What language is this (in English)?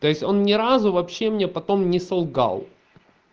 Russian